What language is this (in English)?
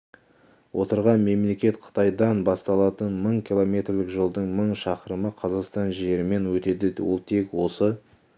Kazakh